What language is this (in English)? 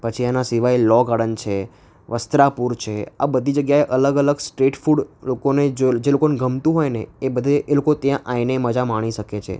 Gujarati